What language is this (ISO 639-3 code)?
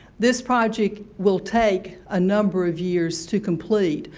eng